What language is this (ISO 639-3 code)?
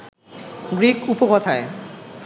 ben